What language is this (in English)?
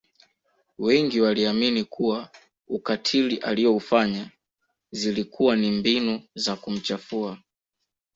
Swahili